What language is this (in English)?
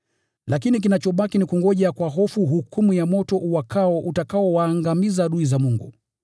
Swahili